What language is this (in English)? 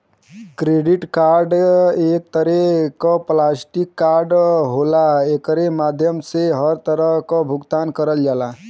Bhojpuri